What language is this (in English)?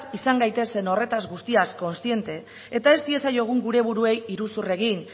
Basque